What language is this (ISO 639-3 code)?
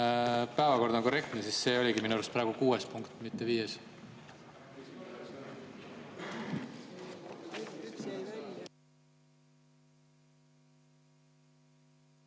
est